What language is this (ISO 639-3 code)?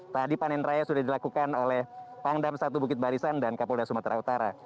ind